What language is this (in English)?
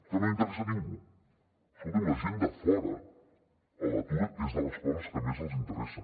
Catalan